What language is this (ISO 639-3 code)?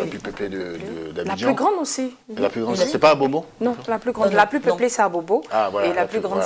fra